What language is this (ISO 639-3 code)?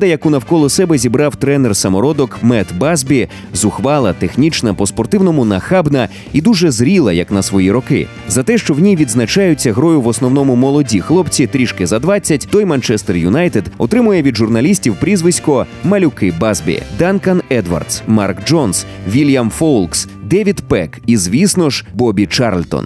ukr